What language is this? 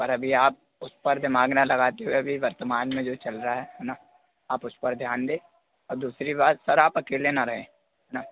Hindi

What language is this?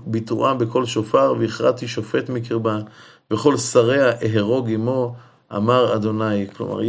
Hebrew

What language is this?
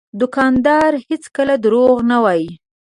Pashto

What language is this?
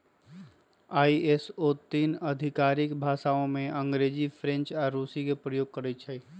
Magahi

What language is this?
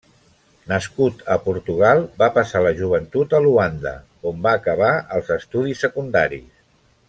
Catalan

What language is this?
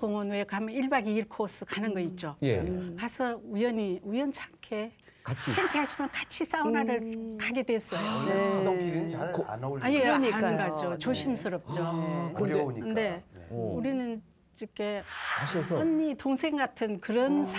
Korean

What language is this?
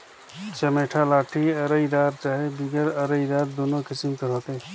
Chhattisgarhi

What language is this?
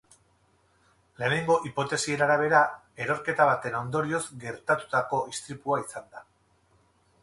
Basque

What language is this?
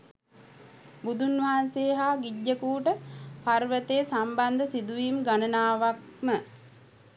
Sinhala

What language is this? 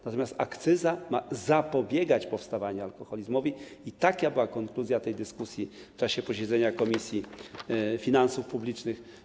Polish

